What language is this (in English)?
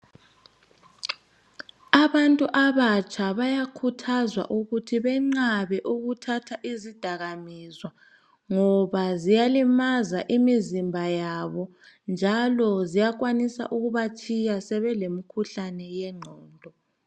North Ndebele